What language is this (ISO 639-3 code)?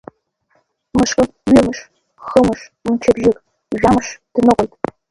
abk